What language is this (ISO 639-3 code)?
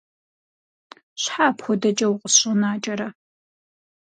kbd